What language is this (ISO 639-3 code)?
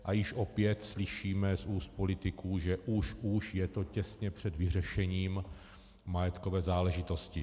ces